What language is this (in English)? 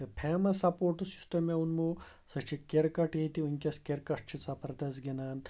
Kashmiri